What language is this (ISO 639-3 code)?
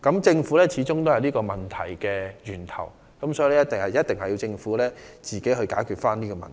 yue